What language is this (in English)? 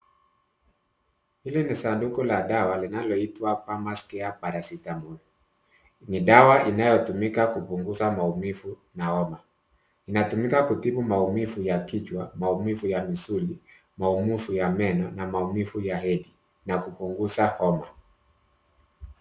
Swahili